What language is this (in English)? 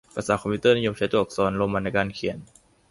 Thai